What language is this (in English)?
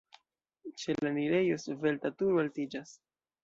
Esperanto